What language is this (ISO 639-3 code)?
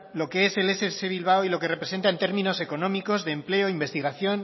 spa